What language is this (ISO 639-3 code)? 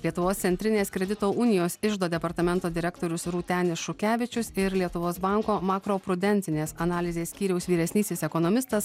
lit